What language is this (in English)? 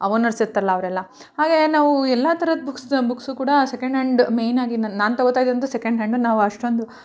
Kannada